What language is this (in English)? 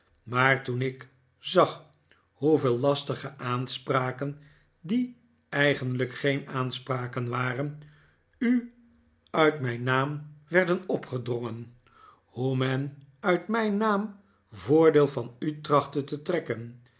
Dutch